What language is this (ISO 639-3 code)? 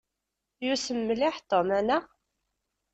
kab